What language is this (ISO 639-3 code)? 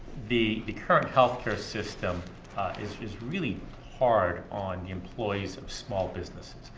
eng